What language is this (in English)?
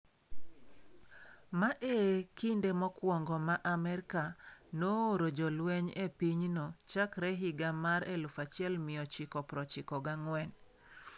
Luo (Kenya and Tanzania)